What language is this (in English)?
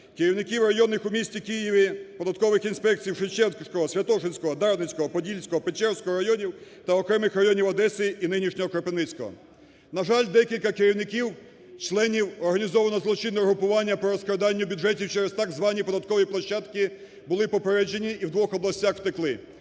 Ukrainian